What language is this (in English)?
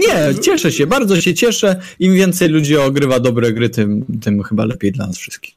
Polish